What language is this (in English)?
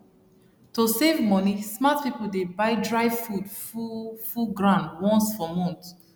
Nigerian Pidgin